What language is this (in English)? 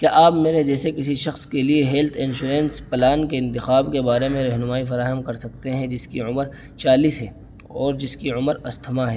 Urdu